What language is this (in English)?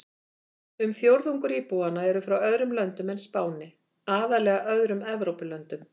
Icelandic